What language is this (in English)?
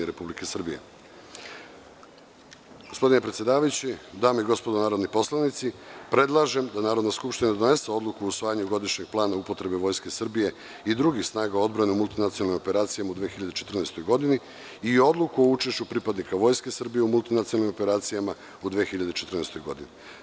Serbian